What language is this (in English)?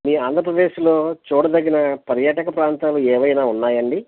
Telugu